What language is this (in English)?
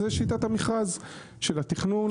Hebrew